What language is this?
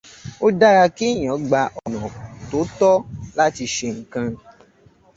Yoruba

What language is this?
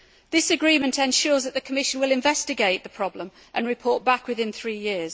English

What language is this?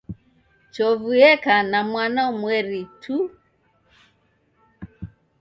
Taita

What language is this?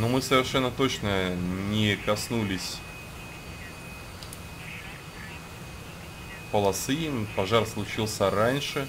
Russian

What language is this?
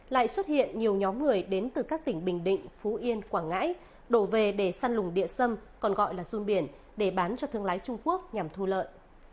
Vietnamese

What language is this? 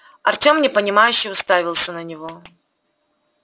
Russian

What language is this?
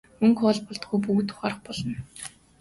Mongolian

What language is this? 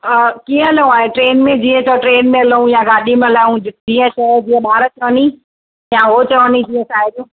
Sindhi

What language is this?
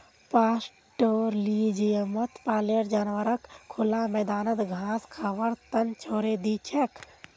Magahi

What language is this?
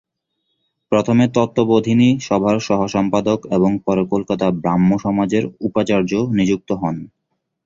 Bangla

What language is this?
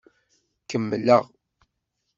Kabyle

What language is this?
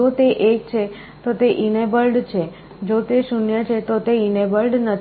Gujarati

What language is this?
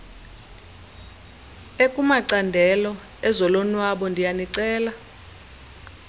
Xhosa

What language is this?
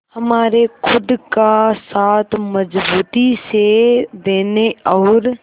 Hindi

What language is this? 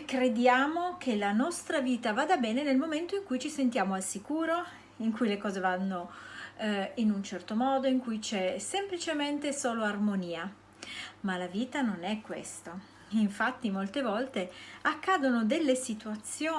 Italian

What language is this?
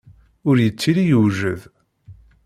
Kabyle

